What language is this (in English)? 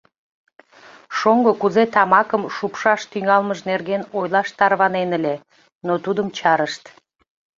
Mari